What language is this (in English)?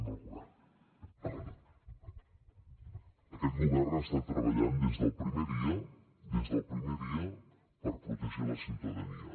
Catalan